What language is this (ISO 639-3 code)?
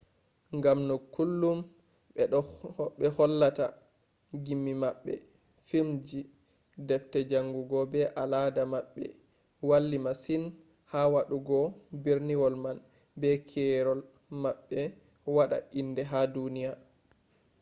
ful